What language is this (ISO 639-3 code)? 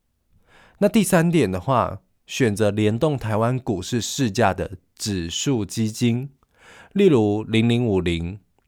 zho